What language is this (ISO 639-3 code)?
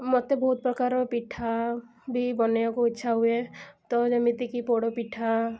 ori